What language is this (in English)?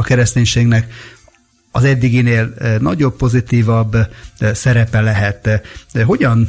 Hungarian